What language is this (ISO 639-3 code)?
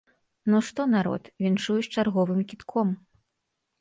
bel